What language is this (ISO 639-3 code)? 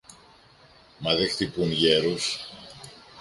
ell